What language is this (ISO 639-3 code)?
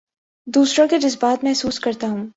urd